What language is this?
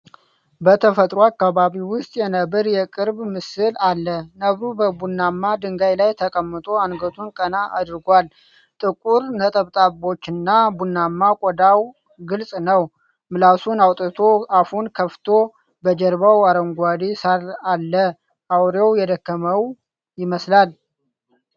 Amharic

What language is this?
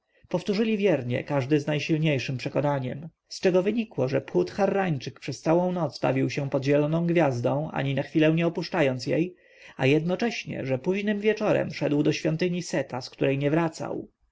Polish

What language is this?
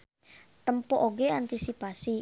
Sundanese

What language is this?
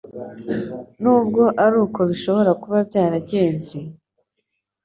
Kinyarwanda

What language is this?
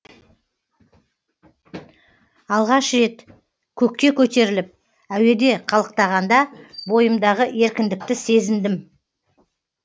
Kazakh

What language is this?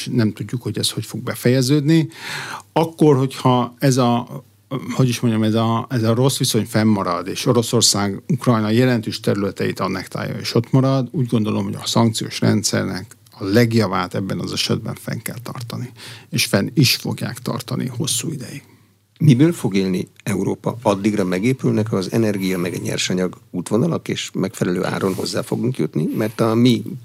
Hungarian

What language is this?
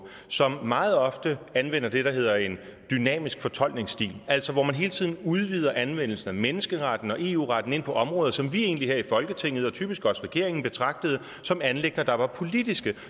Danish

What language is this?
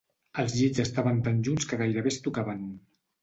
Catalan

